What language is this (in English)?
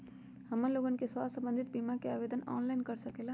Magahi